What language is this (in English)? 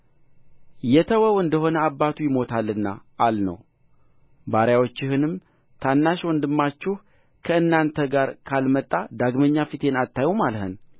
Amharic